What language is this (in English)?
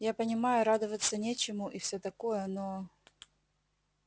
Russian